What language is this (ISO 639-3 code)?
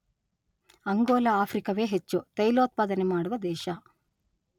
kan